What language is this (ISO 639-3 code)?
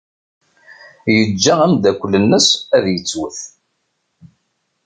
kab